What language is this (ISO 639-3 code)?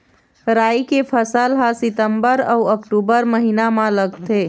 hne